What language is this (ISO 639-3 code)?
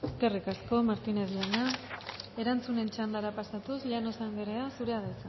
eus